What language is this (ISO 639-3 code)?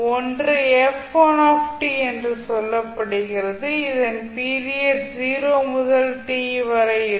tam